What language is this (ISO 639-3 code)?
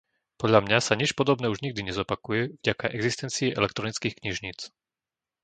slk